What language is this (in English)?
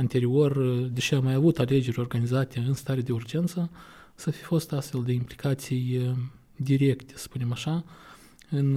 Romanian